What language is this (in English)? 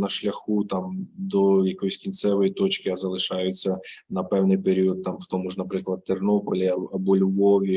Ukrainian